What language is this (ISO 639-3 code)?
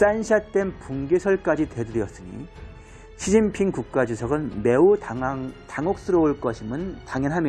kor